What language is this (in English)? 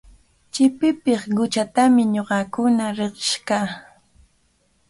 Cajatambo North Lima Quechua